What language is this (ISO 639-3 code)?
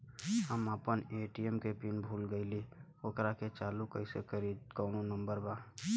bho